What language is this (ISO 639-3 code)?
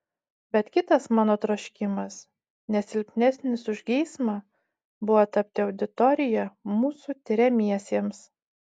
lit